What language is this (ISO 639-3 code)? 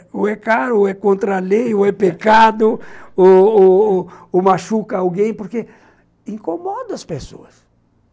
por